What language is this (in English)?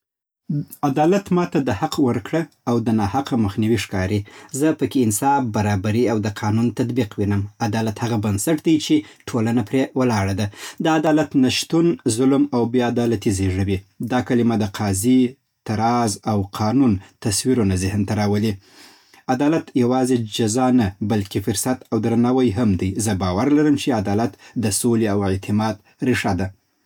Southern Pashto